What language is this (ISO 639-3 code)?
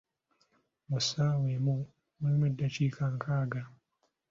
lug